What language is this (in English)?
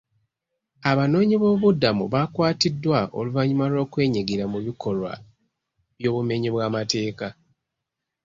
Ganda